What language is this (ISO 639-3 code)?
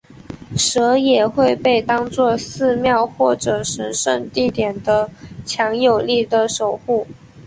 zho